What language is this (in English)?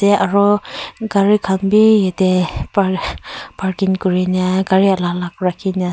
Naga Pidgin